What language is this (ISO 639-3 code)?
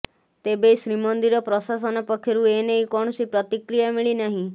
ori